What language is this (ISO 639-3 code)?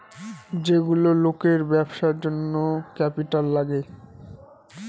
ben